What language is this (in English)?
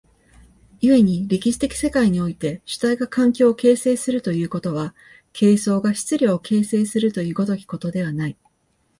Japanese